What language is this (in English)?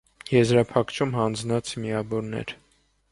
Armenian